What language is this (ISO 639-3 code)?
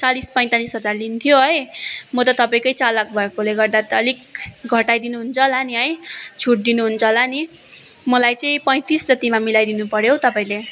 nep